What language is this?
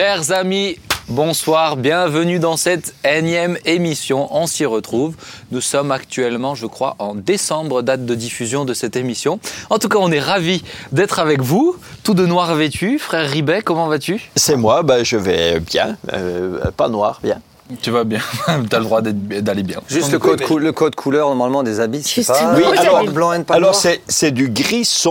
French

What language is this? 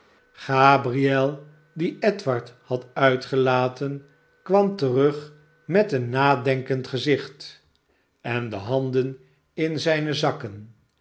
Dutch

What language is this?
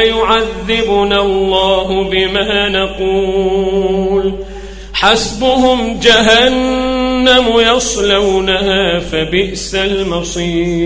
Arabic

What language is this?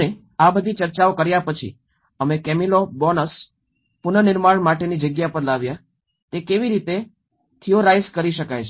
Gujarati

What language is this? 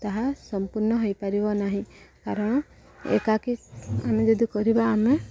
Odia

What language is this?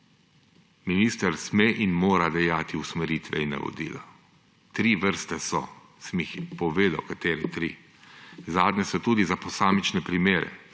Slovenian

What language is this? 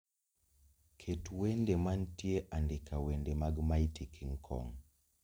Luo (Kenya and Tanzania)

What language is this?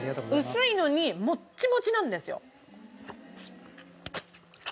Japanese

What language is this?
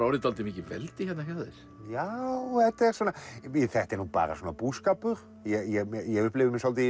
Icelandic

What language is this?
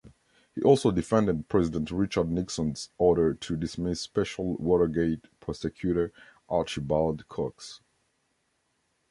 English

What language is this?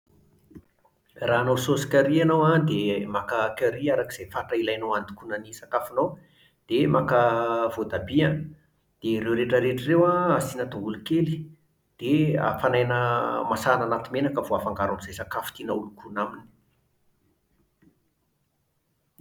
Malagasy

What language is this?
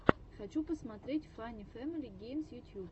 Russian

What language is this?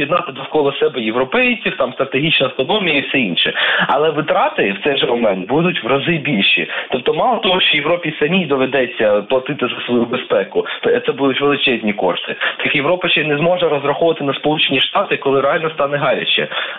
Ukrainian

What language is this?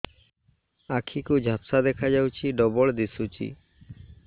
Odia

